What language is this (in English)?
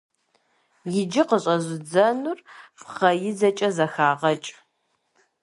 Kabardian